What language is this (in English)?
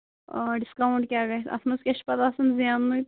Kashmiri